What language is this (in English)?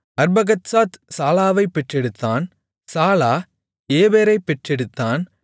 Tamil